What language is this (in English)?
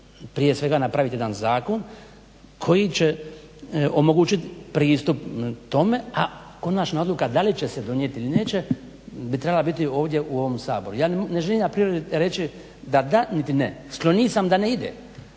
Croatian